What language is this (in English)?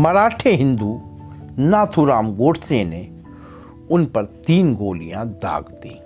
Hindi